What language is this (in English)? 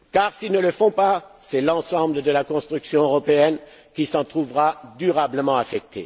French